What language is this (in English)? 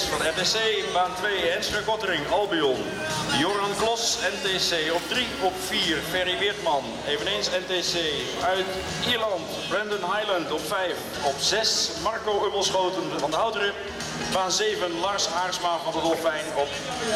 Dutch